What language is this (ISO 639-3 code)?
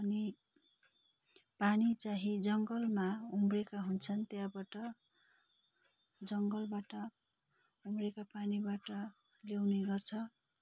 nep